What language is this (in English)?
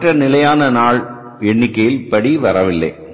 Tamil